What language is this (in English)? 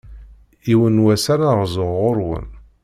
Kabyle